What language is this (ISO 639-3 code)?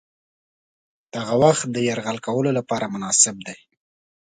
pus